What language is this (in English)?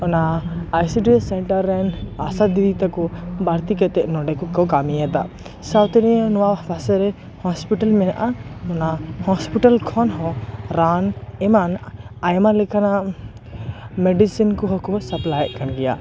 Santali